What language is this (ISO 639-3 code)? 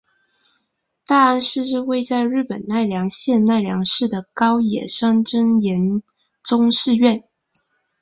zho